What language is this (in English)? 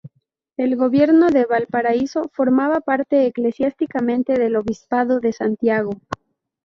Spanish